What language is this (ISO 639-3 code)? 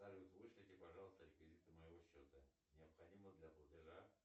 rus